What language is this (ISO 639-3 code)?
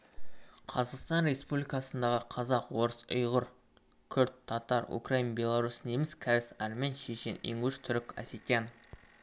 kaz